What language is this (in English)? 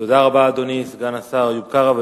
Hebrew